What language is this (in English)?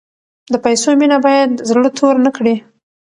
Pashto